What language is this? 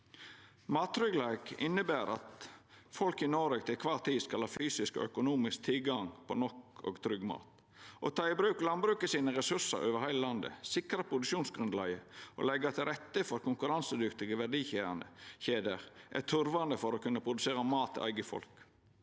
Norwegian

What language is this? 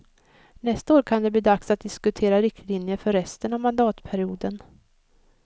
Swedish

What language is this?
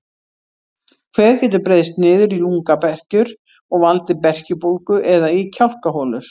Icelandic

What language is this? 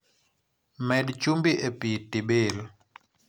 Luo (Kenya and Tanzania)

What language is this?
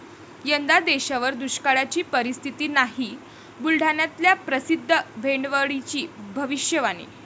Marathi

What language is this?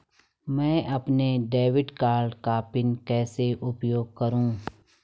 Hindi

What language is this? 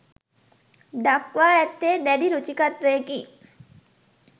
Sinhala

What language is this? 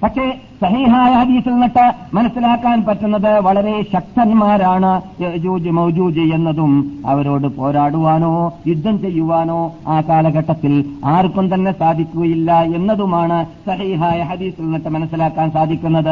Malayalam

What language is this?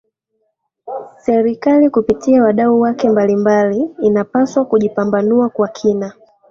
Swahili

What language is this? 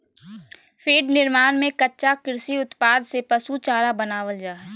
Magahi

